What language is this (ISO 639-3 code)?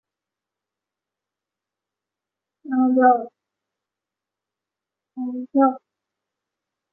zho